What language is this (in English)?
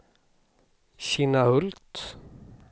Swedish